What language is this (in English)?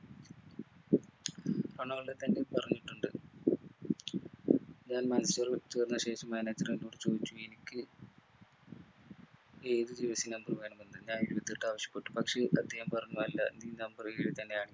Malayalam